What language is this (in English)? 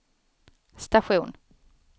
Swedish